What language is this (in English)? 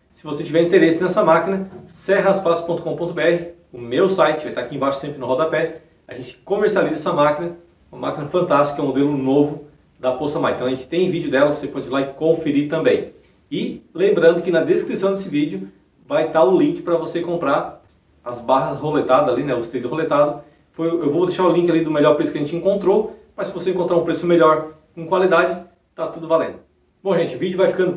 Portuguese